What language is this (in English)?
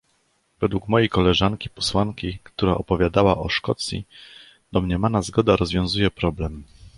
Polish